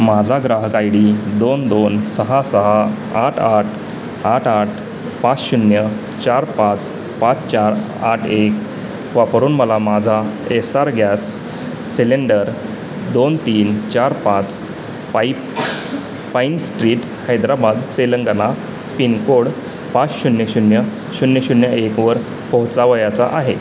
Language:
Marathi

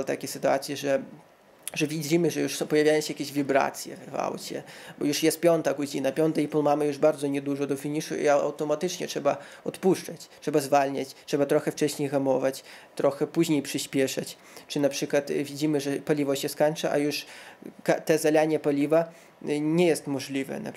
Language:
Polish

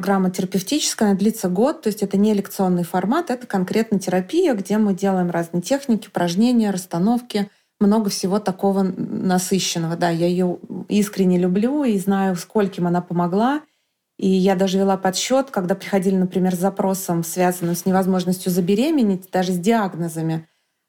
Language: Russian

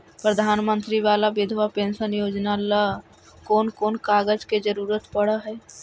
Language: Magahi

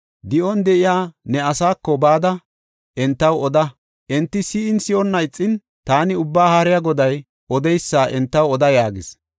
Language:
Gofa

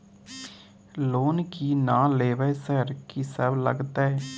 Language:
Maithili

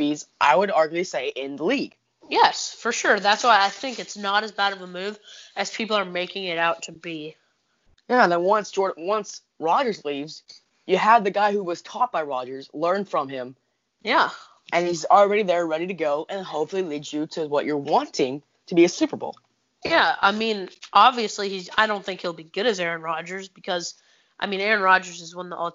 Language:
English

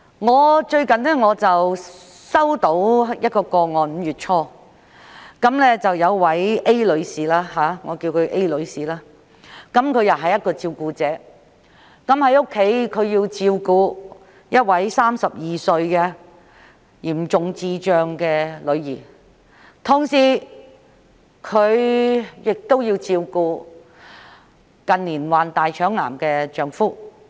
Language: Cantonese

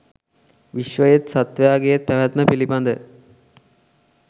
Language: Sinhala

